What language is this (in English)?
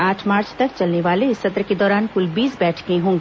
Hindi